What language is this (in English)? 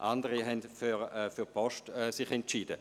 Swiss German